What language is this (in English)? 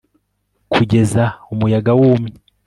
Kinyarwanda